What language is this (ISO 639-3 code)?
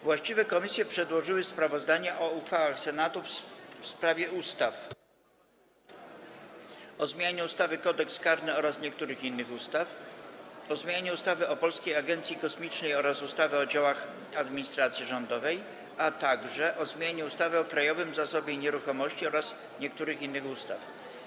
pol